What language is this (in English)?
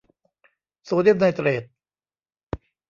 Thai